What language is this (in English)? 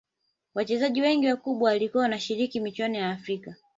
Swahili